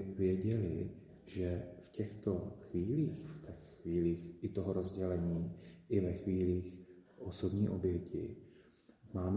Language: Czech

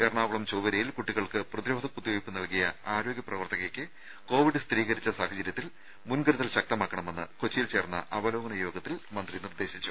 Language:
Malayalam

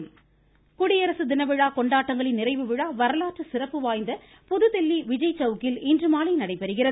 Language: Tamil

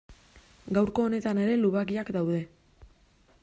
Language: Basque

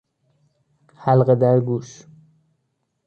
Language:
Persian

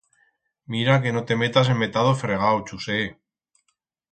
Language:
Aragonese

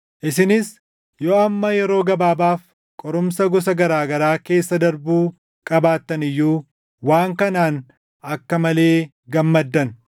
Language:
Oromo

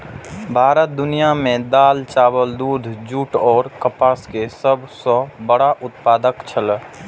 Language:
Maithili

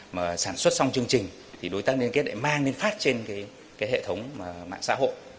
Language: Vietnamese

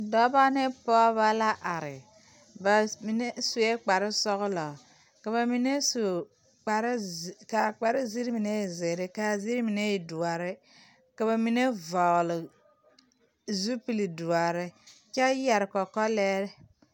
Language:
Southern Dagaare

